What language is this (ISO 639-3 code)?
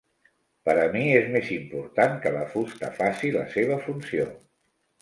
cat